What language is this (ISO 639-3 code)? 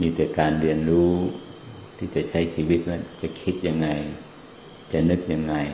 tha